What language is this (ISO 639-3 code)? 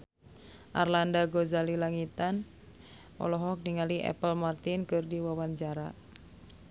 sun